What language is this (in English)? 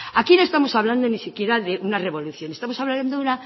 Spanish